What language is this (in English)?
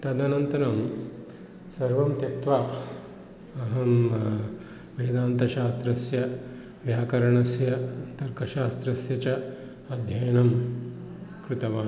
Sanskrit